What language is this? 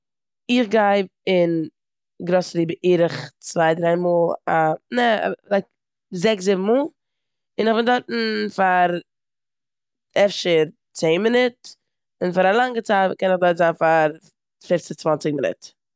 Yiddish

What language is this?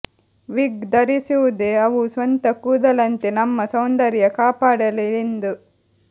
Kannada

